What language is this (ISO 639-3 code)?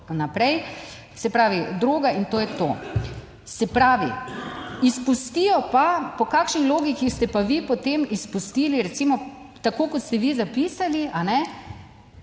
slv